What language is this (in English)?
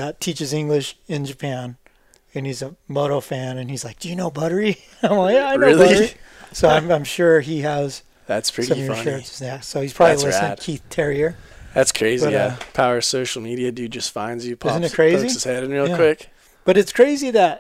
English